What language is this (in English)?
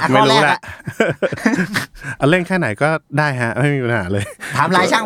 Thai